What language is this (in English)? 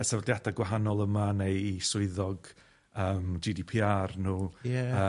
Welsh